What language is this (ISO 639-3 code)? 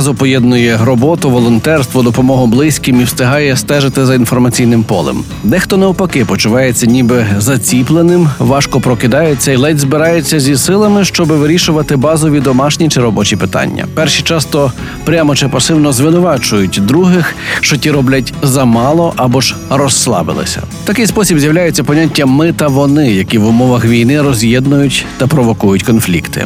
ukr